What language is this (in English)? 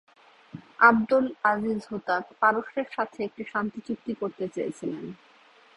Bangla